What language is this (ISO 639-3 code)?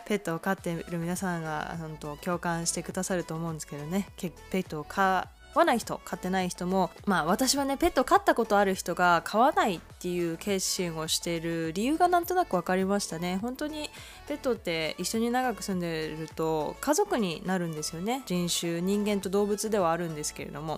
jpn